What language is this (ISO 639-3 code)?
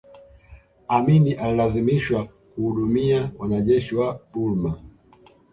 swa